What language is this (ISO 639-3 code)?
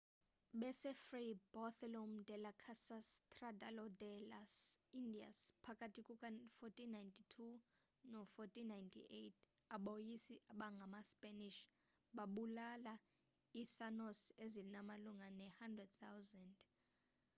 xho